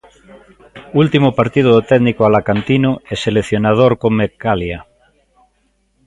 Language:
Galician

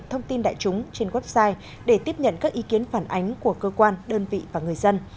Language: Vietnamese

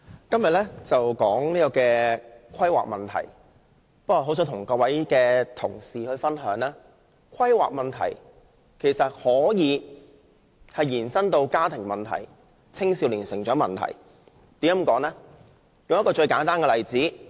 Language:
Cantonese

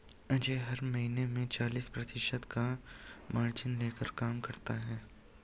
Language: Hindi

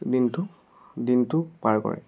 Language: Assamese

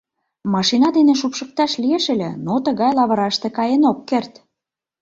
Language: Mari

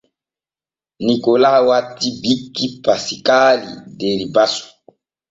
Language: Borgu Fulfulde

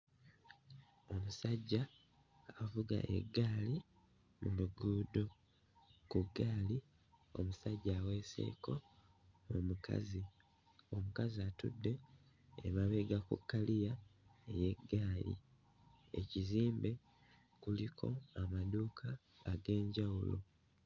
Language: Ganda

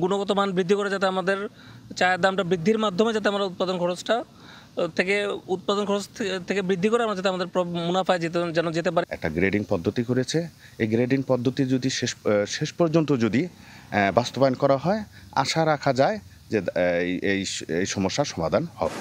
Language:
Bangla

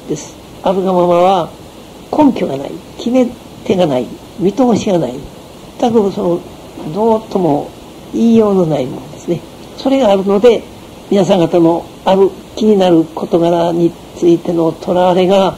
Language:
Japanese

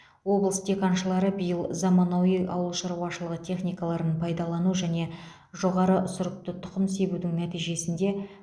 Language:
Kazakh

